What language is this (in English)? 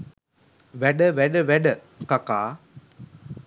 Sinhala